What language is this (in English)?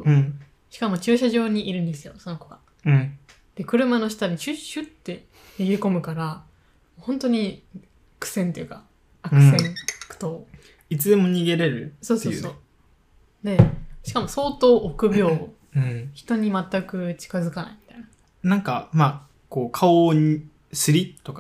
Japanese